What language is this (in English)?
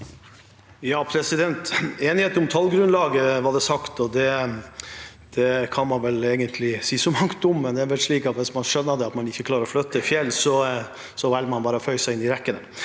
Norwegian